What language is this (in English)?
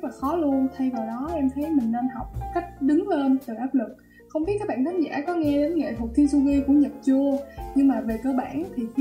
Vietnamese